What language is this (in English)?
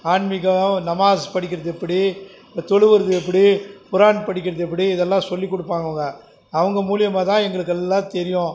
Tamil